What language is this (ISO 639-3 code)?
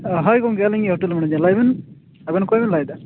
sat